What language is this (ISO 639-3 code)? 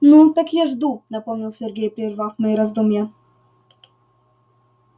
rus